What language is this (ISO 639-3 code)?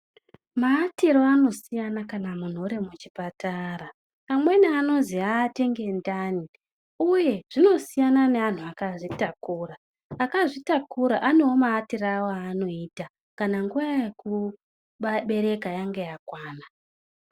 ndc